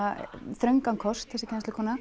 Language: Icelandic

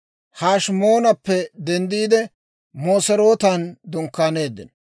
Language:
Dawro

